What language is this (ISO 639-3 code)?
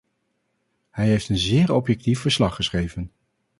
nld